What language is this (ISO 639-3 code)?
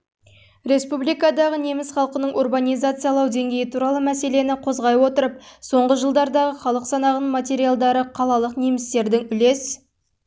kaz